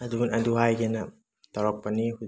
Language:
Manipuri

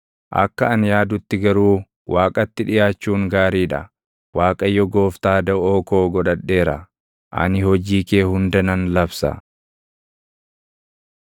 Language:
Oromo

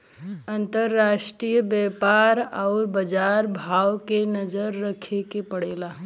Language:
Bhojpuri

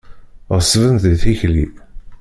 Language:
Kabyle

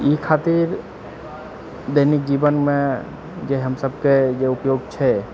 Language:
Maithili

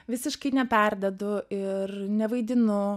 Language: Lithuanian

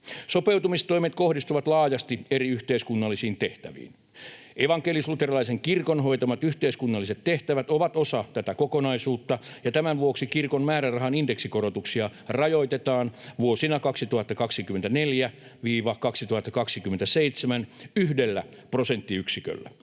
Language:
Finnish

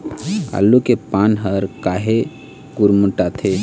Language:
Chhattisgarhi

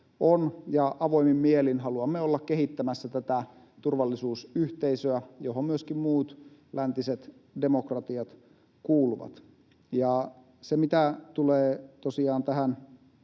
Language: Finnish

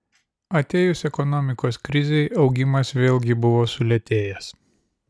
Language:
Lithuanian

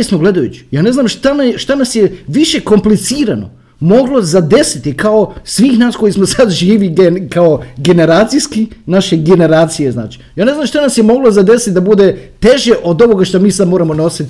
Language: Croatian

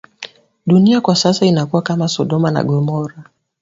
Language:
Swahili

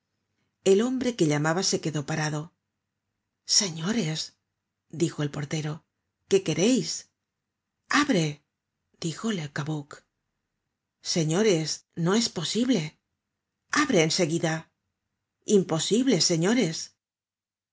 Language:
Spanish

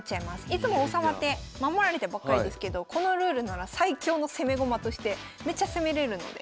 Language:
Japanese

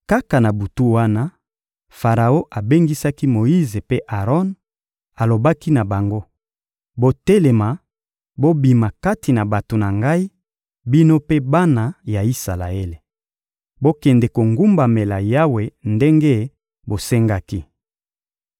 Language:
Lingala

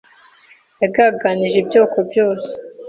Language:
Kinyarwanda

